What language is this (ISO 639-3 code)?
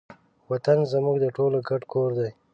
pus